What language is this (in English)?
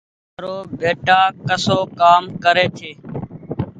Goaria